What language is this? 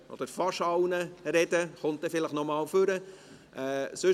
Swiss German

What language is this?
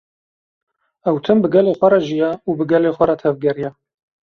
Kurdish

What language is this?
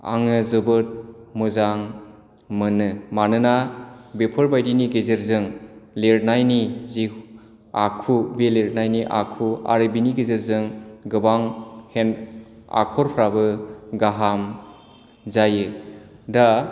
Bodo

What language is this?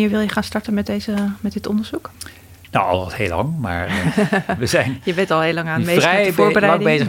Dutch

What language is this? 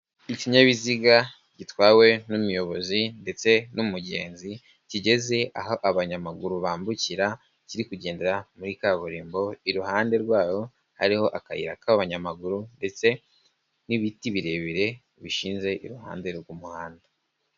Kinyarwanda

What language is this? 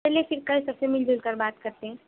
Urdu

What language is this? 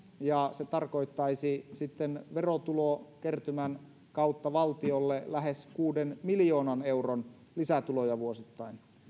Finnish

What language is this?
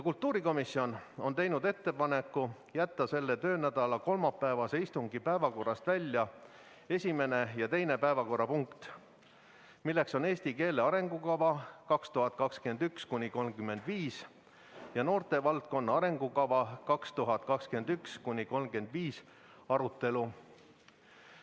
Estonian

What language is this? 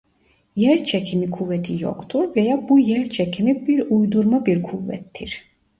Turkish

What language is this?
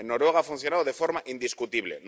Spanish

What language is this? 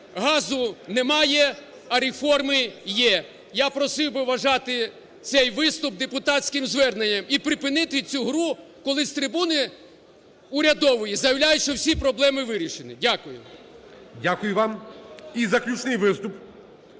Ukrainian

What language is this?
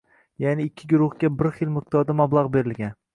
Uzbek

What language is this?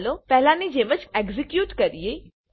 Gujarati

